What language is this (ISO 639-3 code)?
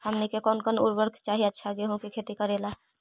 mag